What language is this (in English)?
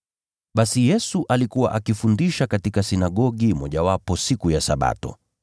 Swahili